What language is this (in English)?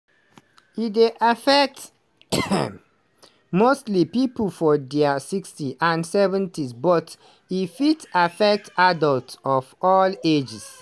Nigerian Pidgin